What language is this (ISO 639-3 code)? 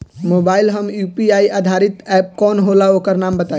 bho